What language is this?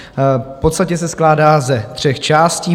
Czech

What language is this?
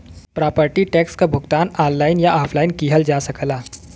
Bhojpuri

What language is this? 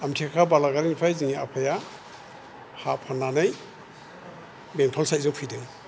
Bodo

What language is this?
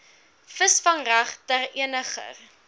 Afrikaans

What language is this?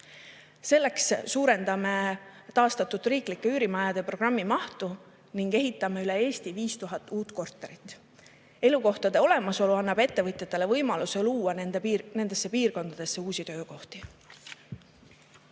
Estonian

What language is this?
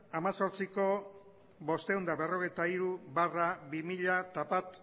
Basque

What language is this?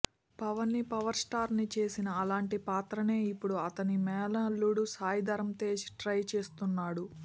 Telugu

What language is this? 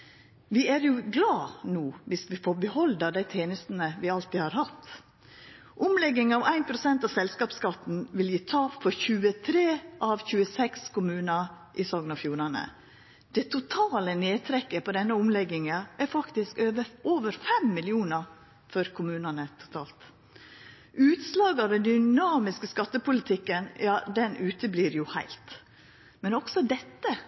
Norwegian Nynorsk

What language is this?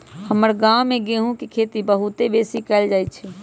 Magahi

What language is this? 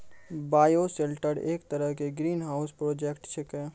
Maithili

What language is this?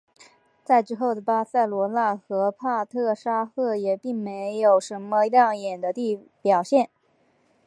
Chinese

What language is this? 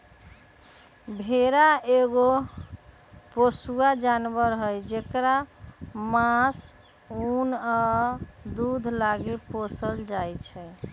Magahi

